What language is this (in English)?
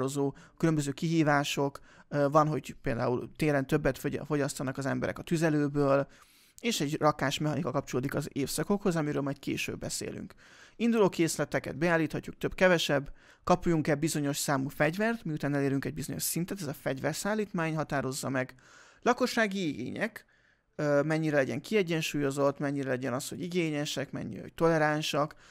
Hungarian